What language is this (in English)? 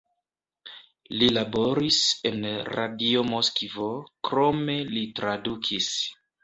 Esperanto